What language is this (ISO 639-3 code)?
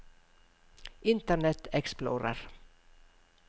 nor